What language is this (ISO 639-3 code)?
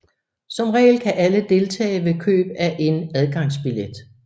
dan